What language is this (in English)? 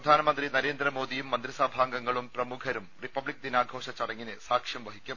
Malayalam